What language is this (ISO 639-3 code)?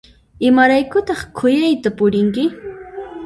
qxp